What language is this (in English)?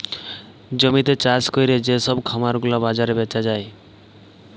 Bangla